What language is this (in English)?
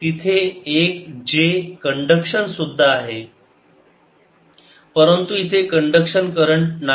Marathi